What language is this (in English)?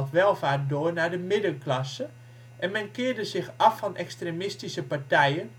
Dutch